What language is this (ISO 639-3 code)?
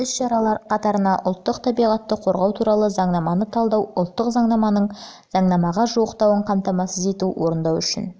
kaz